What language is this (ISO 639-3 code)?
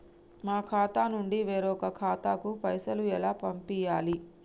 tel